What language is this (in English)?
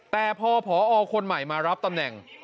Thai